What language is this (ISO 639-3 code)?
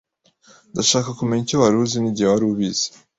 kin